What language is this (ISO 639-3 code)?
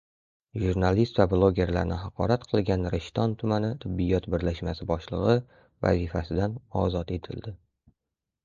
uzb